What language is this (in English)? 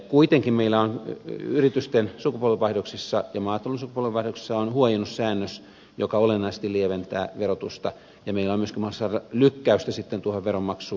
Finnish